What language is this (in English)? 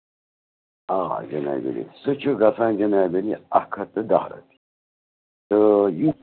Kashmiri